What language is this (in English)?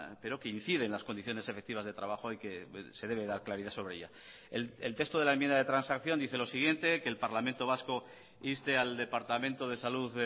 Spanish